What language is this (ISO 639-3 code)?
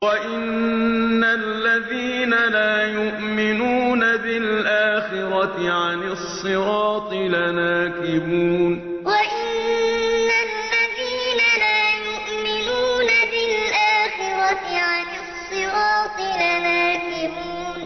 ara